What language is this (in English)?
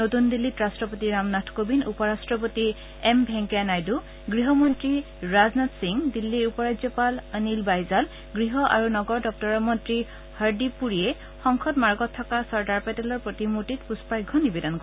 Assamese